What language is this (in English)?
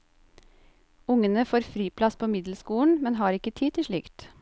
Norwegian